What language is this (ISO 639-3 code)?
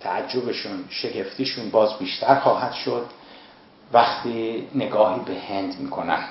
fas